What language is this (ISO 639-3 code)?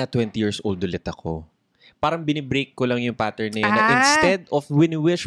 fil